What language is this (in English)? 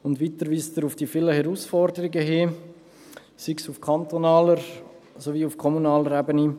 Swiss German